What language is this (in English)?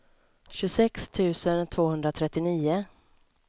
Swedish